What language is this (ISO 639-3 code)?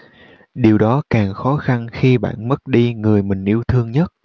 vie